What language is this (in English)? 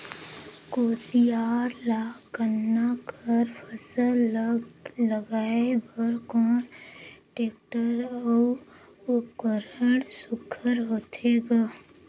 Chhattisgarhi